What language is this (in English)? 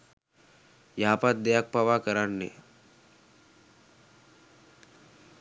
Sinhala